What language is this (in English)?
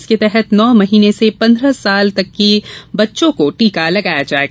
Hindi